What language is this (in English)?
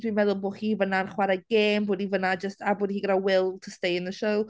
Welsh